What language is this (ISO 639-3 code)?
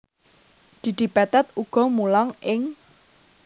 jav